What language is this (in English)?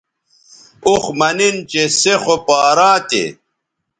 Bateri